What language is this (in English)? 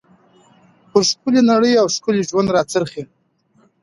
Pashto